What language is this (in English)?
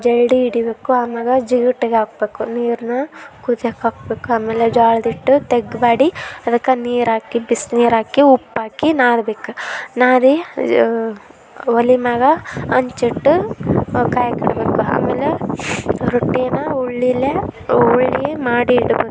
Kannada